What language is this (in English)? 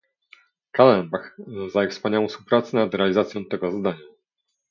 Polish